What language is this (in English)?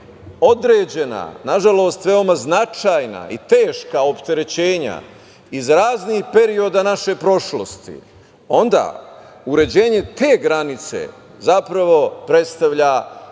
Serbian